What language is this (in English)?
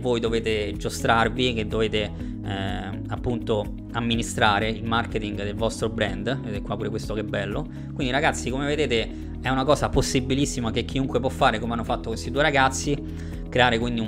Italian